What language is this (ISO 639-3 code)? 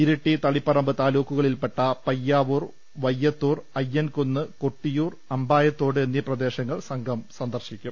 mal